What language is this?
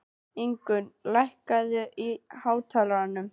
Icelandic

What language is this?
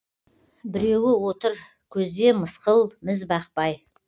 Kazakh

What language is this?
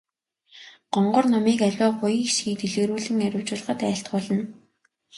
Mongolian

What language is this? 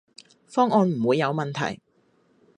Cantonese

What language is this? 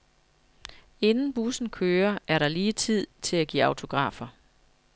Danish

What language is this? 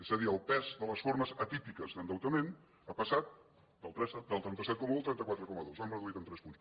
Catalan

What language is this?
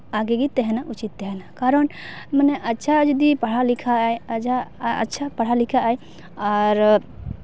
Santali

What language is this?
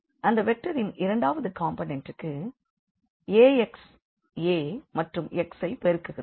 Tamil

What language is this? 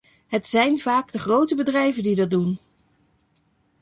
Dutch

